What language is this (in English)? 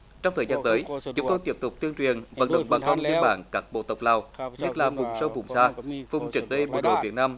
Vietnamese